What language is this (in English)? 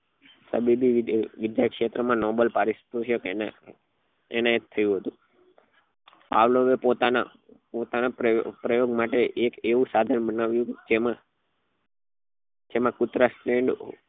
Gujarati